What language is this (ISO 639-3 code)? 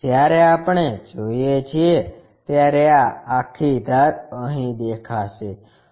guj